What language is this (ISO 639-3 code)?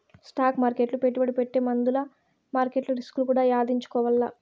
tel